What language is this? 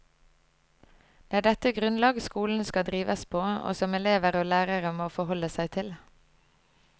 Norwegian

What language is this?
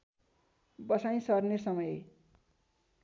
Nepali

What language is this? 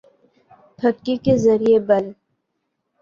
Urdu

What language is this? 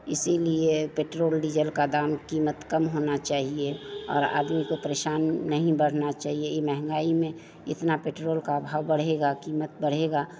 Hindi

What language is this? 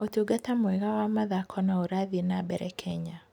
Kikuyu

